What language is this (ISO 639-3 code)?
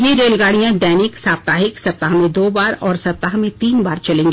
hin